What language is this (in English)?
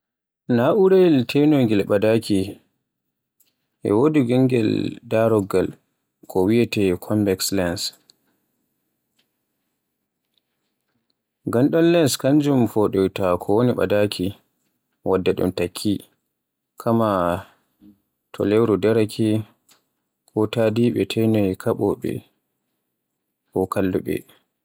Borgu Fulfulde